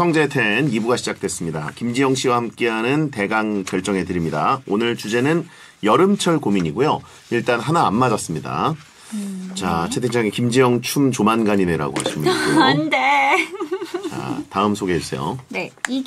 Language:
Korean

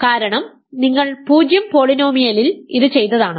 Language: Malayalam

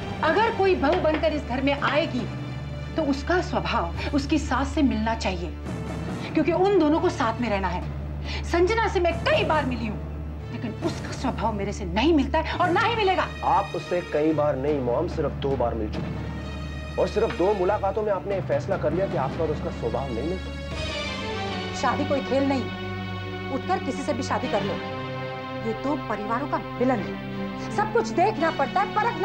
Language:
Hindi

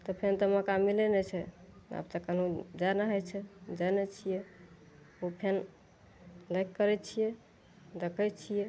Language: Maithili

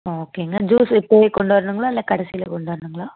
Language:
Tamil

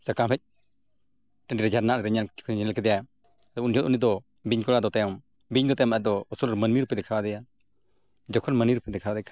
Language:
Santali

